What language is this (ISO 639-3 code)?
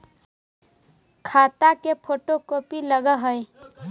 mag